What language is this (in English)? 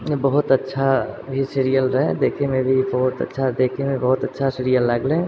Maithili